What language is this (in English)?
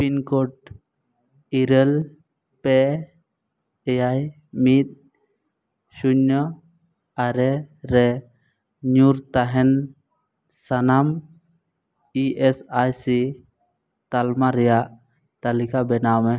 Santali